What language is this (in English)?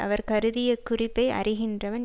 Tamil